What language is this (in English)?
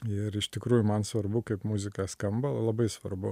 Lithuanian